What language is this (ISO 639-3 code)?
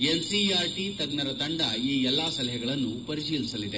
kan